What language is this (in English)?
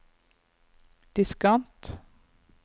Norwegian